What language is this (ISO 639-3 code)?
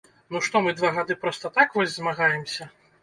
bel